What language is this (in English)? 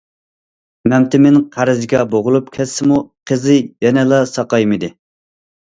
Uyghur